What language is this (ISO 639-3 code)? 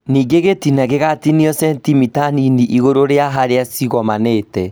kik